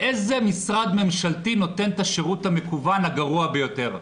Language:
Hebrew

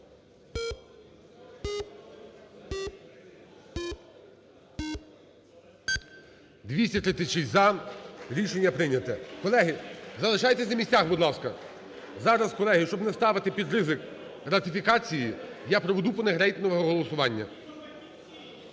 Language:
Ukrainian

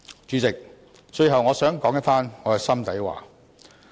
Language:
Cantonese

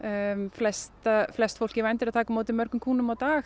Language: Icelandic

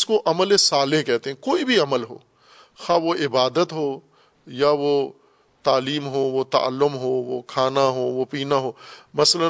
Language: Urdu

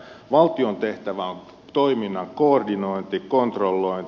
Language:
Finnish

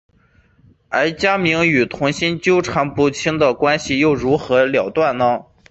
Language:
Chinese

